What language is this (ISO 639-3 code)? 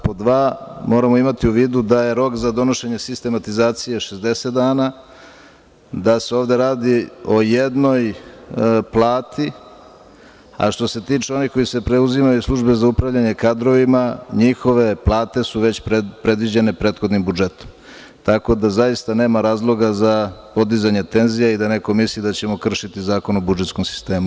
srp